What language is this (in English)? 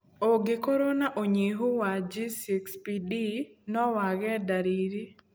Kikuyu